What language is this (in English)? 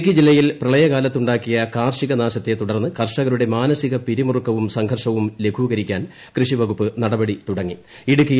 Malayalam